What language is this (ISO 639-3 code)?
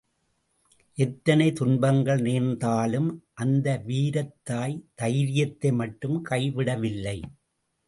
tam